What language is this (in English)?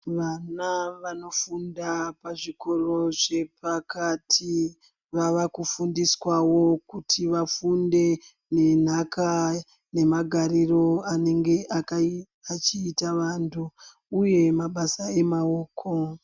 Ndau